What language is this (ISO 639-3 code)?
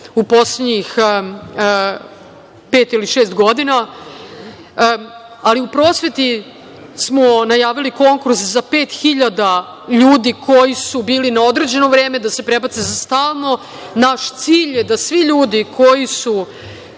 srp